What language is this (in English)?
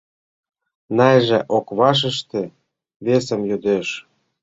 Mari